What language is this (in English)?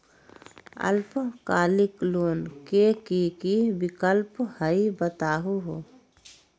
Magahi